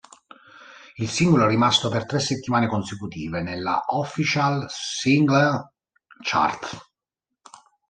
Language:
Italian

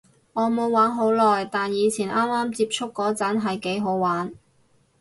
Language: Cantonese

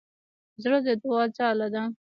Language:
Pashto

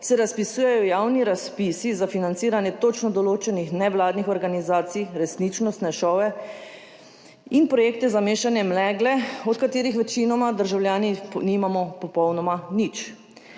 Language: Slovenian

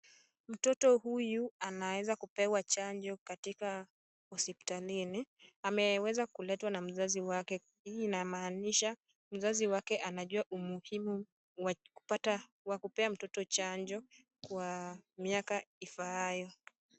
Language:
Swahili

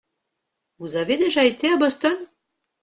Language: French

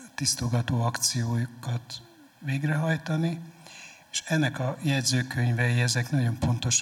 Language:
Hungarian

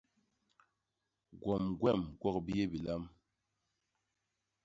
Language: Basaa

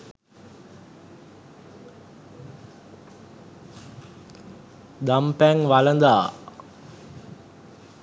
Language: Sinhala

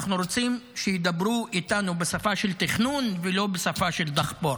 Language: Hebrew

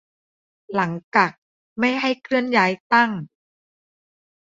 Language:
Thai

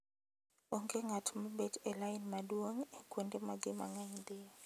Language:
Luo (Kenya and Tanzania)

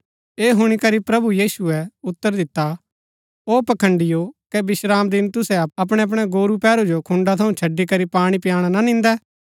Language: Gaddi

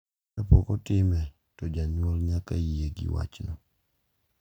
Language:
Luo (Kenya and Tanzania)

